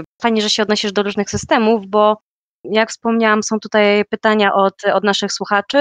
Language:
Polish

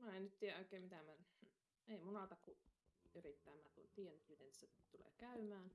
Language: Finnish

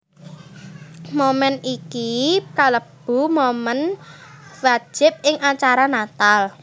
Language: Javanese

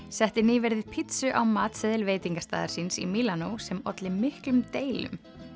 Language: Icelandic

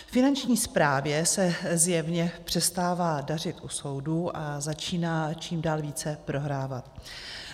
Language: Czech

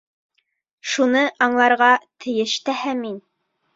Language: Bashkir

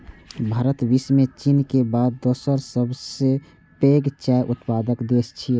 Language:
Maithili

